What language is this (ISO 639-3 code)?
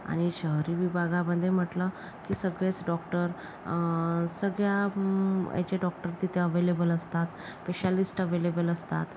mar